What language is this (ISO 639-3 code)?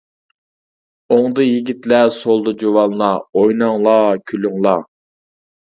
uig